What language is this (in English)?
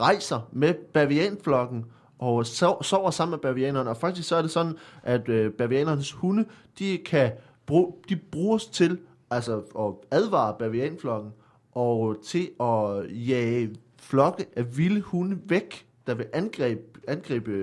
Danish